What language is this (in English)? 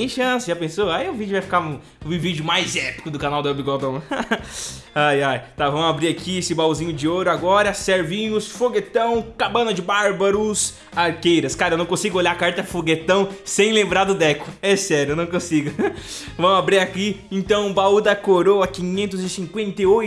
Portuguese